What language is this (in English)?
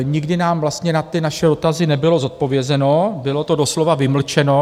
Czech